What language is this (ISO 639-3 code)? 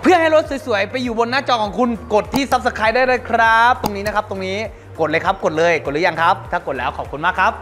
tha